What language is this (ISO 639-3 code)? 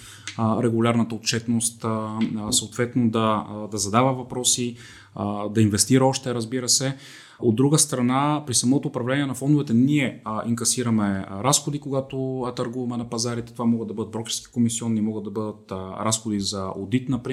bul